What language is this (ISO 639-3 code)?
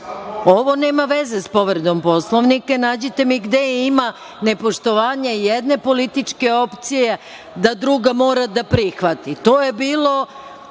srp